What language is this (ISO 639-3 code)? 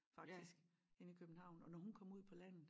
dan